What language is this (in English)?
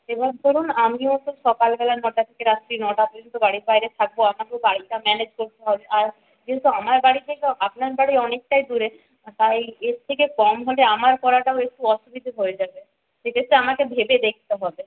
Bangla